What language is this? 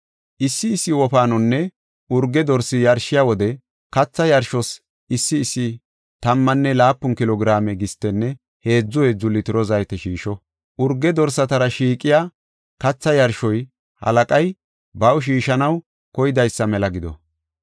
Gofa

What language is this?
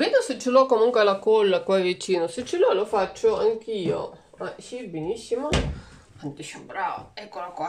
Italian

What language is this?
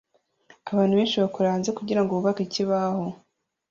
Kinyarwanda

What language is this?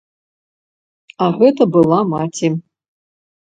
Belarusian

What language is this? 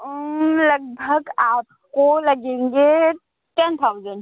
Urdu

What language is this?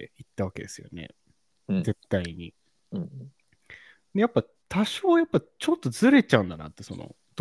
Japanese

